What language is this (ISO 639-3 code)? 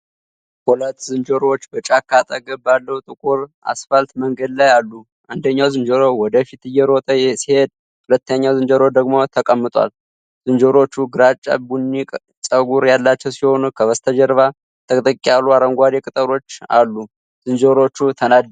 amh